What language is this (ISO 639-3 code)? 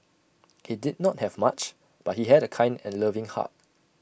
eng